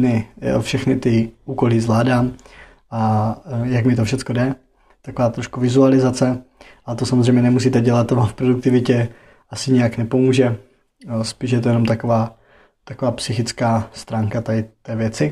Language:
Czech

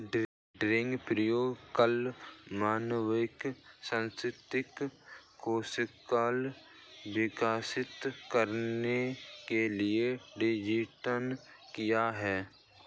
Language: Hindi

